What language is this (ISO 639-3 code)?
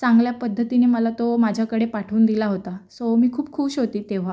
mar